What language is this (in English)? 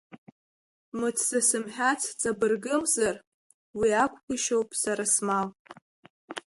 Abkhazian